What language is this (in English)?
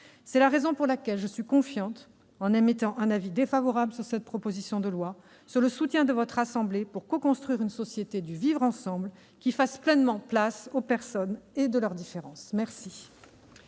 French